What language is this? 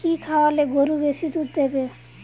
Bangla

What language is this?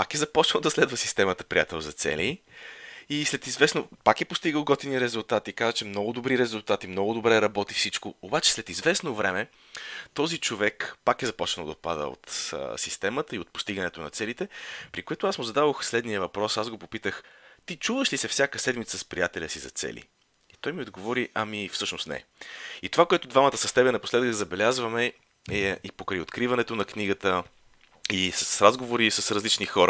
Bulgarian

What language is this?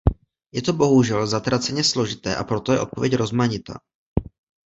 Czech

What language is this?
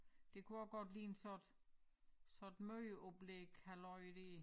Danish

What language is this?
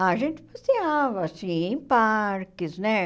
Portuguese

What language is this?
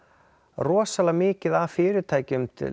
Icelandic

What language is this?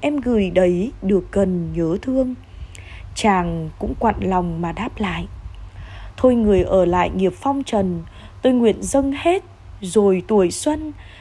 Vietnamese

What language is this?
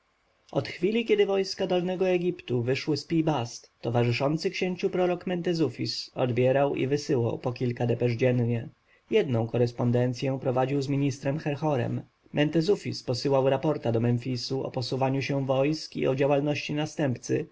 Polish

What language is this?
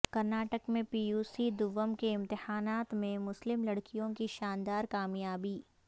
Urdu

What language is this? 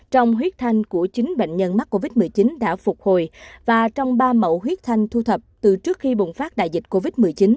Vietnamese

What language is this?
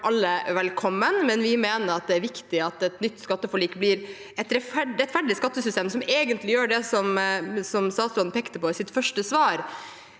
Norwegian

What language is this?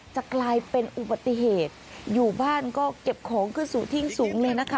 Thai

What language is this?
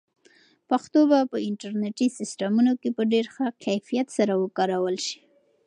Pashto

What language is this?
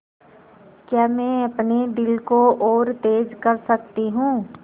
Hindi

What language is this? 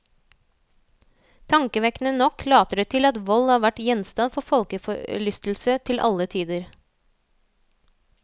Norwegian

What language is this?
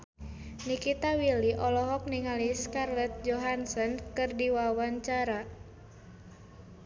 Sundanese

